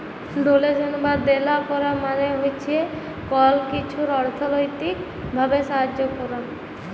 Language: Bangla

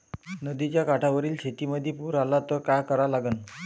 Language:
Marathi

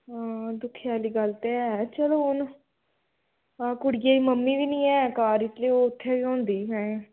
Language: Dogri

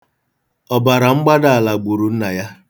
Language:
Igbo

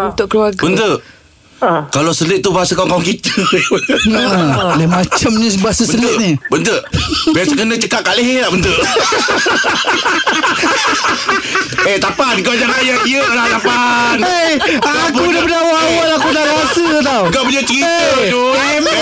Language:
Malay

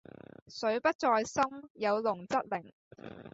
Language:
Cantonese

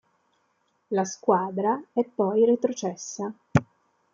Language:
Italian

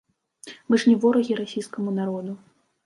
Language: Belarusian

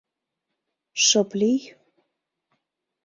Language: Mari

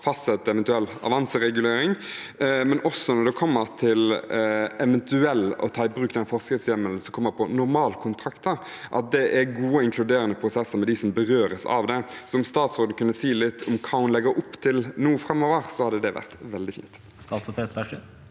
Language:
Norwegian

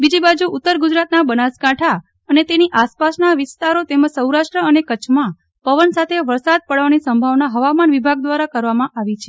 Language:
Gujarati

